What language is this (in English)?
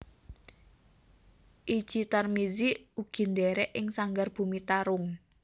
Javanese